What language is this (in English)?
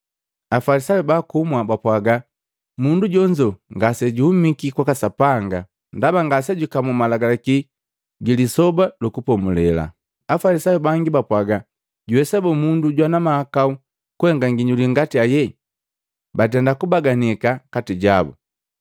Matengo